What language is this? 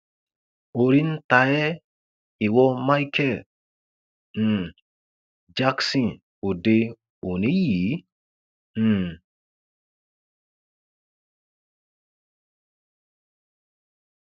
Yoruba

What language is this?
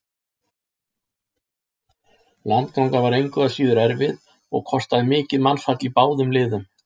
Icelandic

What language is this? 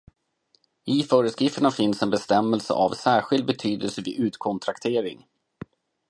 Swedish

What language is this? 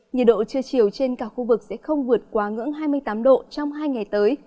Vietnamese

